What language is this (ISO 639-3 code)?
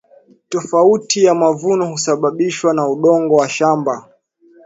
swa